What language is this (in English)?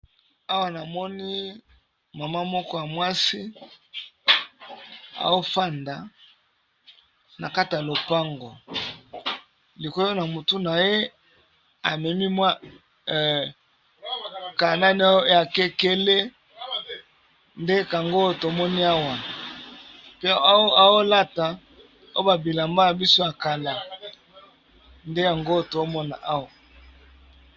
Lingala